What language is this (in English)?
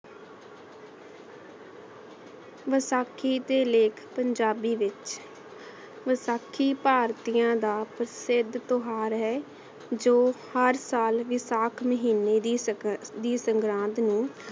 Punjabi